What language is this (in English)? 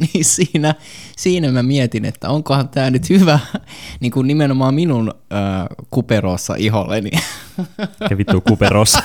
Finnish